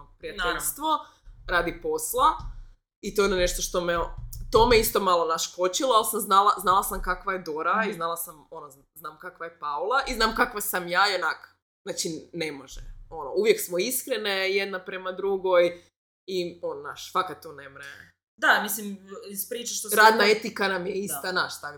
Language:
Croatian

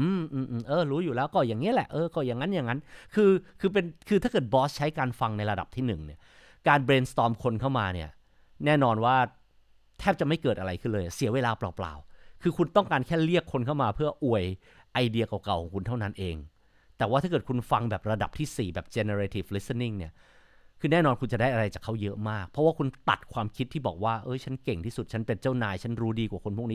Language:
Thai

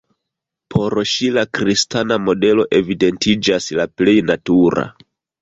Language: Esperanto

